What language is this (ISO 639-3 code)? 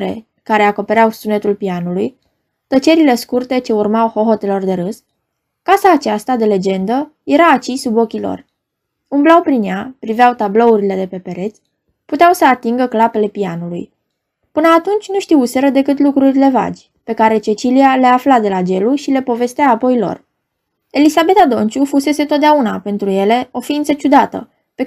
ron